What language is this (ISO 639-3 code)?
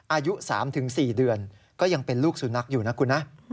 tha